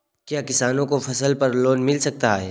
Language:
Hindi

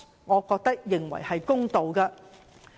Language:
Cantonese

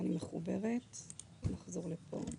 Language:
Hebrew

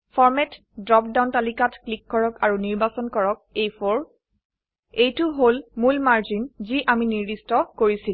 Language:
Assamese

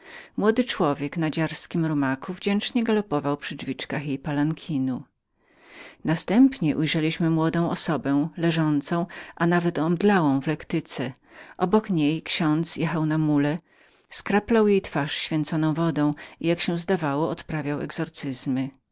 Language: Polish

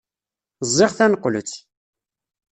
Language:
Kabyle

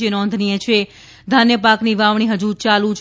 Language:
Gujarati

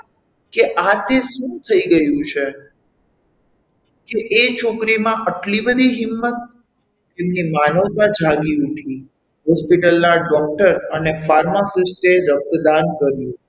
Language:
Gujarati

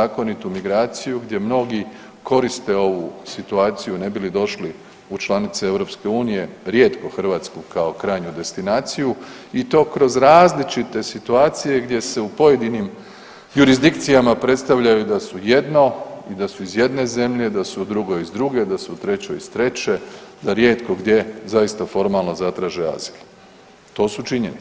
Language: Croatian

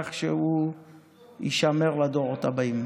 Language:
Hebrew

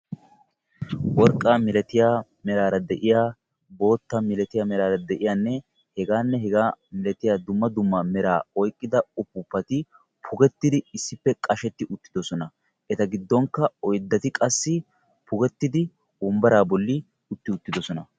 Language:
Wolaytta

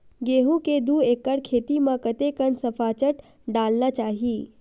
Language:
Chhattisgarhi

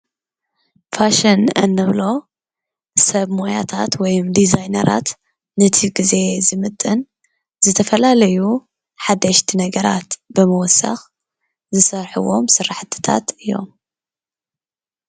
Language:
Tigrinya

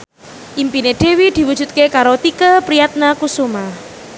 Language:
Javanese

